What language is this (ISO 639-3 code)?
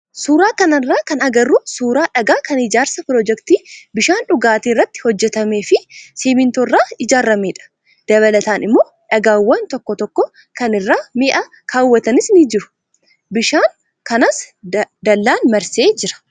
orm